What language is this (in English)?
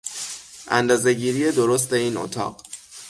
Persian